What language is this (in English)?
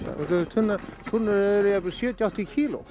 Icelandic